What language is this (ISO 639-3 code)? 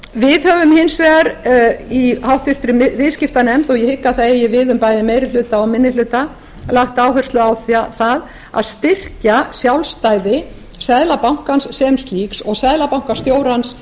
isl